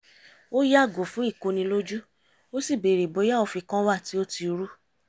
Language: Yoruba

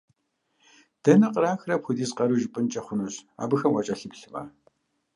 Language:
Kabardian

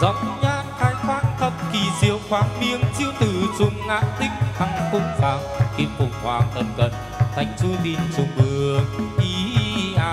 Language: Vietnamese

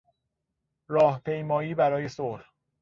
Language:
Persian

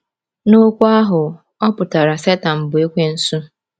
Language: Igbo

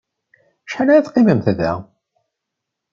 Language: Kabyle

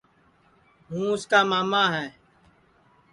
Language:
Sansi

